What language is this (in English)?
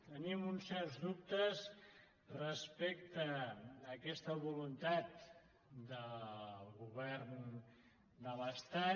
Catalan